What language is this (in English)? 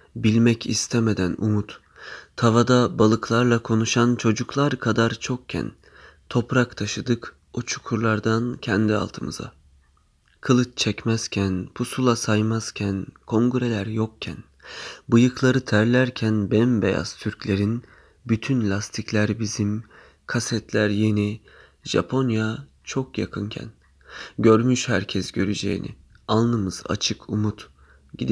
Turkish